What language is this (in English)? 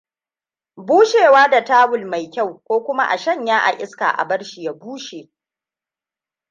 Hausa